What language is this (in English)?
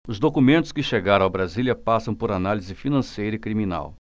Portuguese